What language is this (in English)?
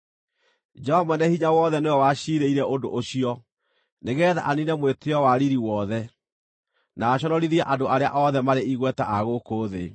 Kikuyu